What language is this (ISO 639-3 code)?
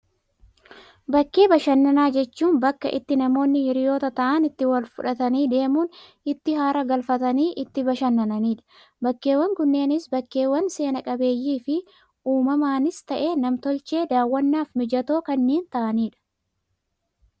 orm